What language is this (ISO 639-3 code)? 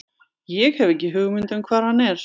isl